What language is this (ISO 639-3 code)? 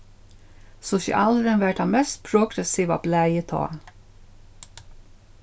fao